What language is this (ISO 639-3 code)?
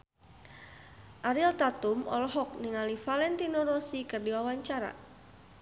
sun